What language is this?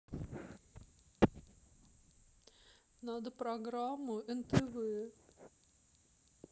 Russian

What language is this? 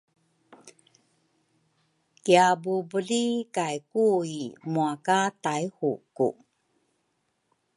Rukai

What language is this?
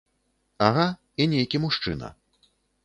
Belarusian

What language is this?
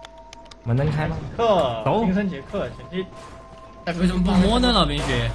Chinese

